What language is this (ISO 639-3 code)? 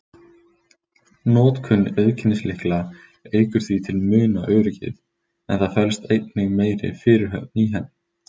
isl